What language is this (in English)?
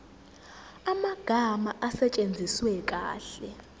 Zulu